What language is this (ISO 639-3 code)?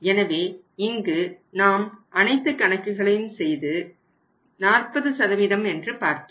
tam